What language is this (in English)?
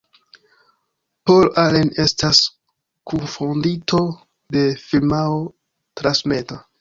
Esperanto